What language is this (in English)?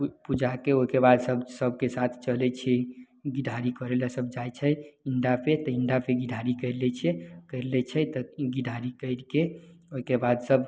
Maithili